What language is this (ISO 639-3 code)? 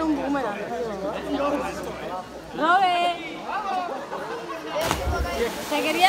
spa